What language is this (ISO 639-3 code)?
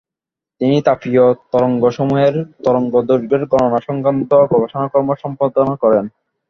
ben